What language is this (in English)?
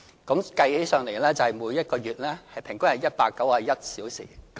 Cantonese